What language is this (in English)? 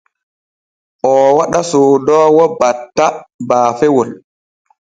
Borgu Fulfulde